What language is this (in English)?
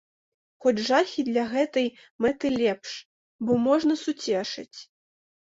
Belarusian